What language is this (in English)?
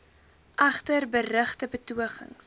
Afrikaans